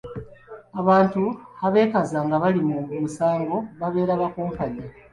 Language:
Ganda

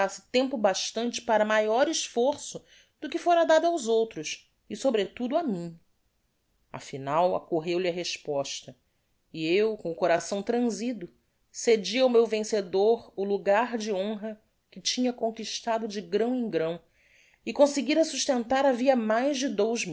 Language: Portuguese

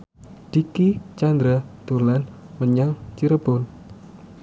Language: Javanese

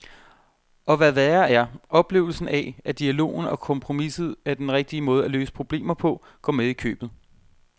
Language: Danish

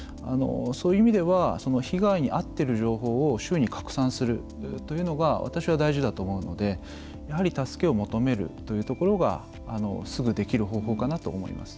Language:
Japanese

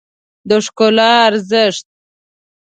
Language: Pashto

